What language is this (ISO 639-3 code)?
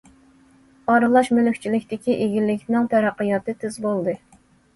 uig